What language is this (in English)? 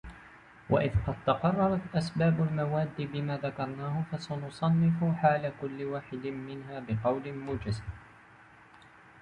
Arabic